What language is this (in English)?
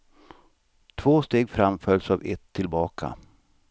Swedish